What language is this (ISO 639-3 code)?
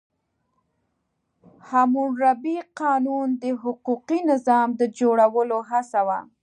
pus